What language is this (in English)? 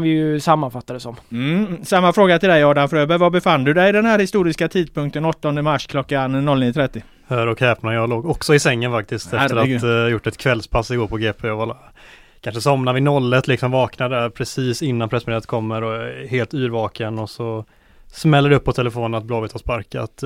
Swedish